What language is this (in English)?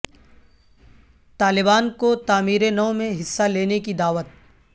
Urdu